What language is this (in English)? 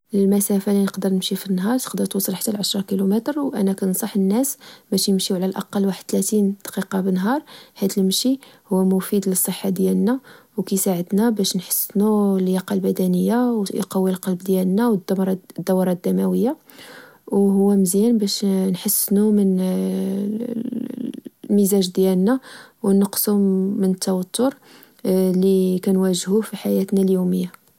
Moroccan Arabic